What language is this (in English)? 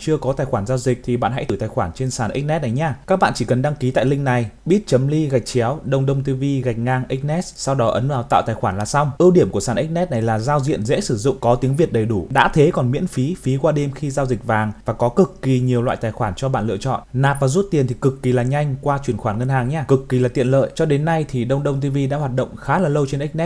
Vietnamese